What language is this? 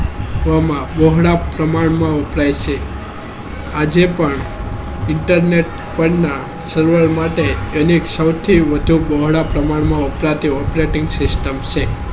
Gujarati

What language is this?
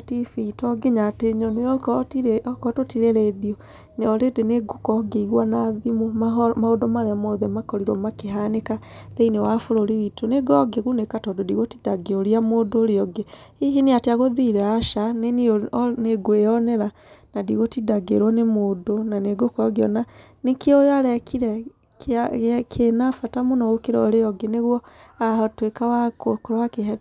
Kikuyu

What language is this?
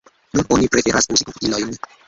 Esperanto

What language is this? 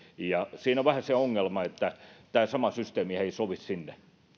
Finnish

